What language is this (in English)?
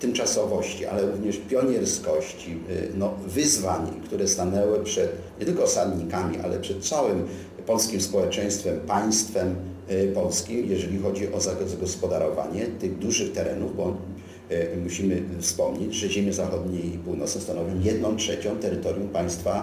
Polish